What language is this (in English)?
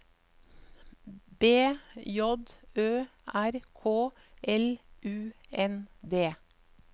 Norwegian